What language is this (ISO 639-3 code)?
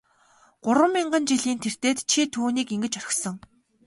mon